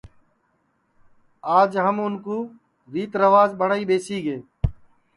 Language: Sansi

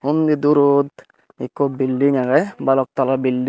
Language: Chakma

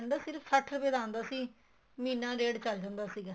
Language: Punjabi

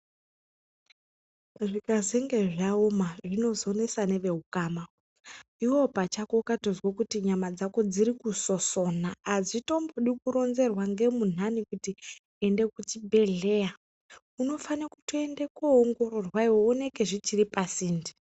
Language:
Ndau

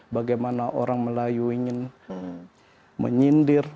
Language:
Indonesian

